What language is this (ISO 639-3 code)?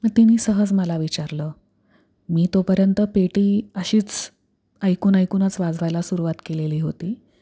mar